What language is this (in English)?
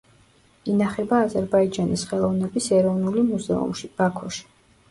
Georgian